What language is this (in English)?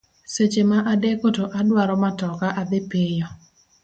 Luo (Kenya and Tanzania)